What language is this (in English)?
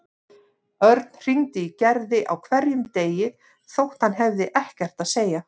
Icelandic